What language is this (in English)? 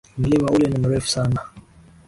Swahili